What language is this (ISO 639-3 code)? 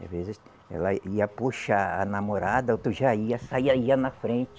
por